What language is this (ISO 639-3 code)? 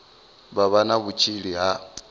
ven